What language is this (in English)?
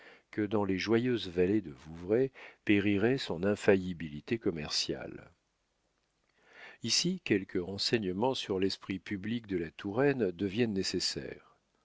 French